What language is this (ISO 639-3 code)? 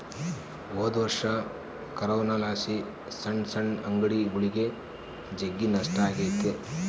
kan